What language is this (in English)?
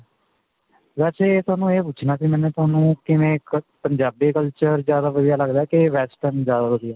Punjabi